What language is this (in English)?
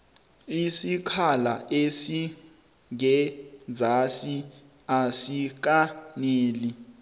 South Ndebele